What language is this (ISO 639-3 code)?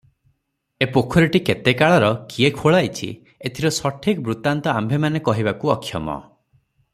ori